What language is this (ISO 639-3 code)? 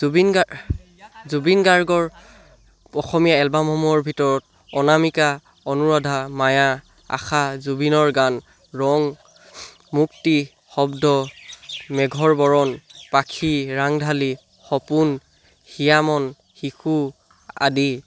asm